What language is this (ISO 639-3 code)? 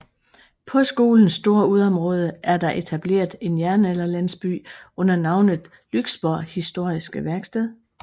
dan